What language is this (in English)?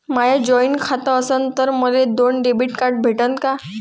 Marathi